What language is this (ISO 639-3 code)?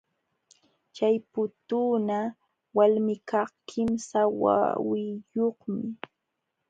qxw